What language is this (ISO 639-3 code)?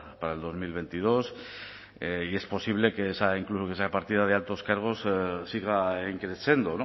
spa